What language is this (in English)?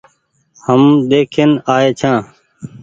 Goaria